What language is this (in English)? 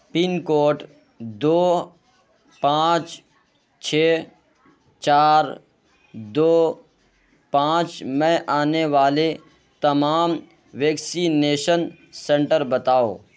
Urdu